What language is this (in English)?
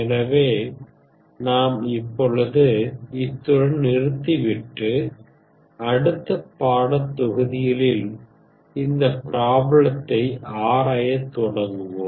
Tamil